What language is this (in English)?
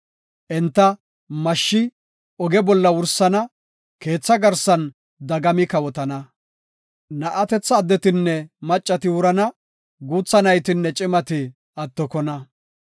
Gofa